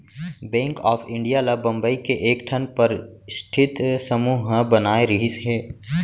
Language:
Chhattisgarhi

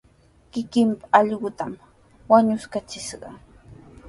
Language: Sihuas Ancash Quechua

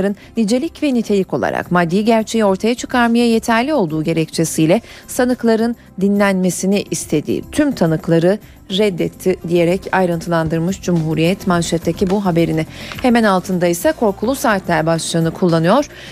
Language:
Turkish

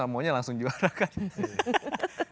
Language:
Indonesian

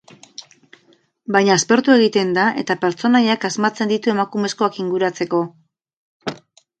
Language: Basque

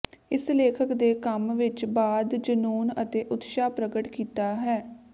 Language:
Punjabi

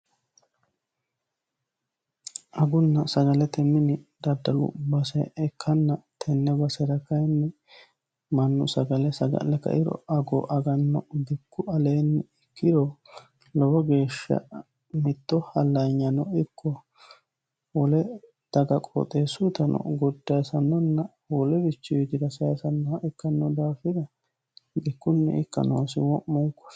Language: Sidamo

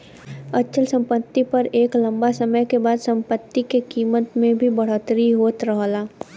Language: Bhojpuri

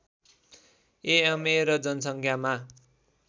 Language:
Nepali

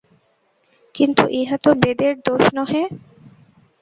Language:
Bangla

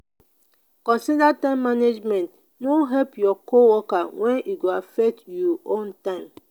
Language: Nigerian Pidgin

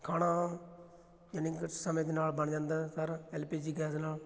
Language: Punjabi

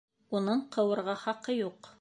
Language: Bashkir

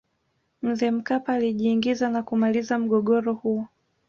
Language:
Swahili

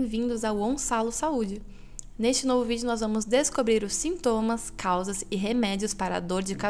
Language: Portuguese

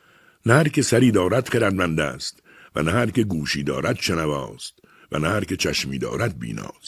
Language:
Persian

